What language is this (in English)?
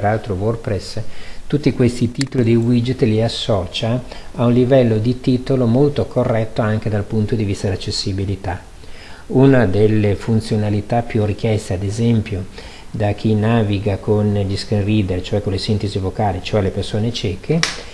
Italian